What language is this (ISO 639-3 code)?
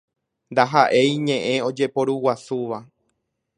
grn